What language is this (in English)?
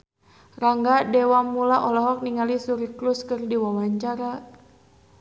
Sundanese